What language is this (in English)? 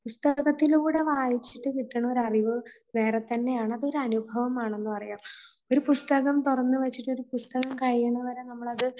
Malayalam